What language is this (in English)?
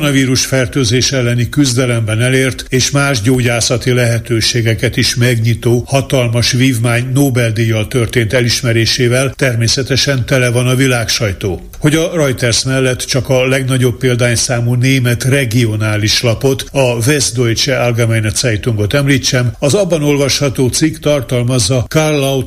Hungarian